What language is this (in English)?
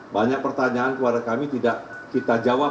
Indonesian